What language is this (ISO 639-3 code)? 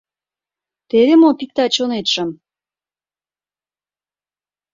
chm